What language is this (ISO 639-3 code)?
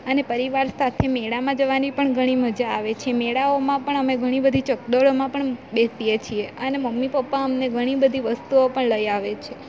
guj